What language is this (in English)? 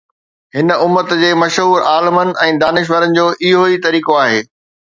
Sindhi